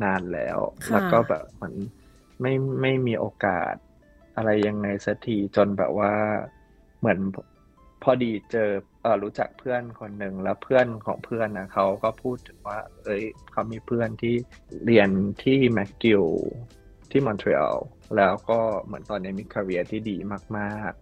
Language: Thai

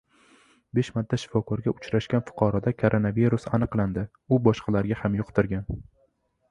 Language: Uzbek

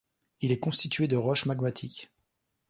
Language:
French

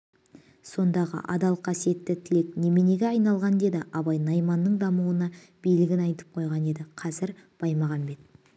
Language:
Kazakh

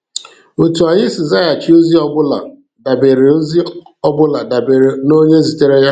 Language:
Igbo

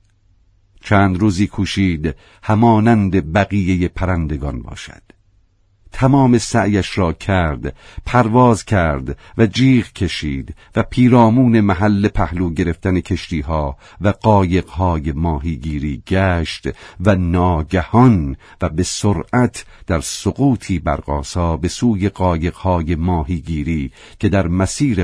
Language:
Persian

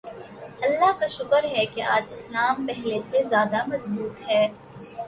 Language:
Urdu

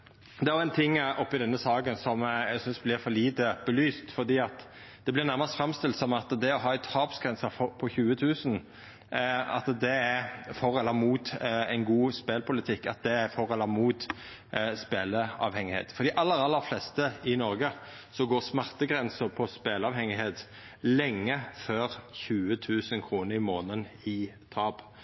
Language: Norwegian Nynorsk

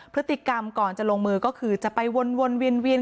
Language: Thai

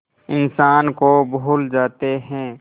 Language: Hindi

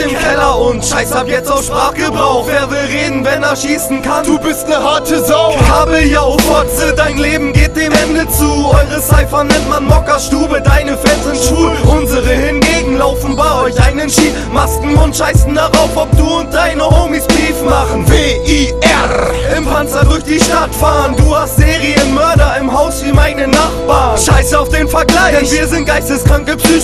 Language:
German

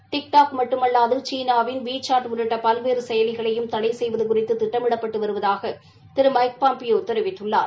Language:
Tamil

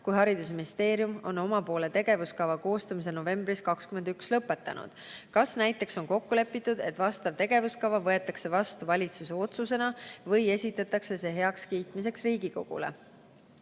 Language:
Estonian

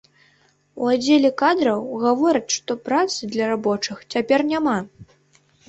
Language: Belarusian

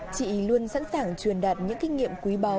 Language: Vietnamese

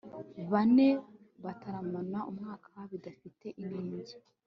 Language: Kinyarwanda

